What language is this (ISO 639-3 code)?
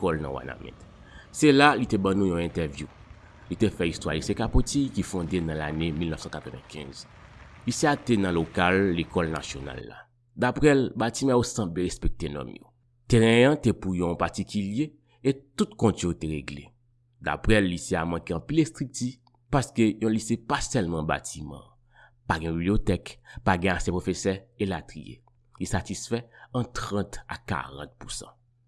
fra